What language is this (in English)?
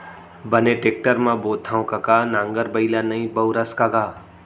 Chhattisgarhi